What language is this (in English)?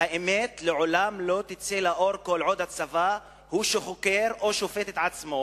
Hebrew